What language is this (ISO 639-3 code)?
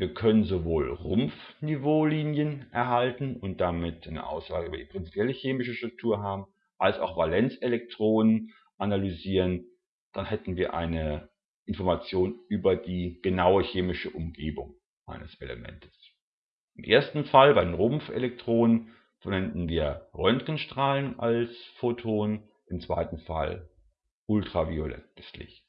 deu